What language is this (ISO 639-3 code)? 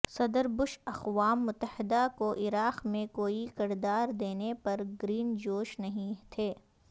urd